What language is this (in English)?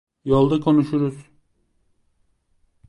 Turkish